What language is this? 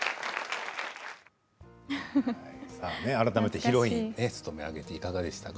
Japanese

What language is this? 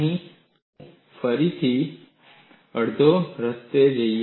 Gujarati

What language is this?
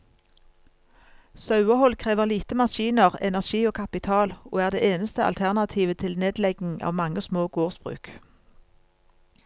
Norwegian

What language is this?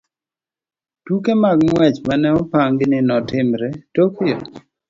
Luo (Kenya and Tanzania)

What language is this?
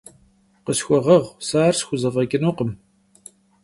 Kabardian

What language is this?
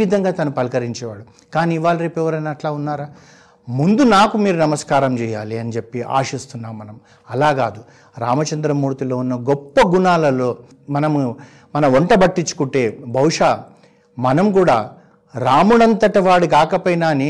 Telugu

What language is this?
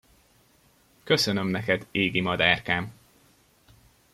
Hungarian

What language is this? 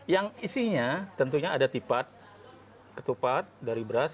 Indonesian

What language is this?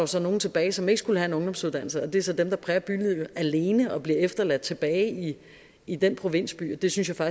Danish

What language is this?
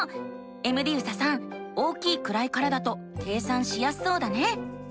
Japanese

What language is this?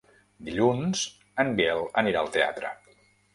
Catalan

